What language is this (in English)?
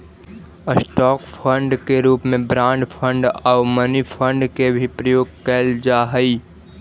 Magahi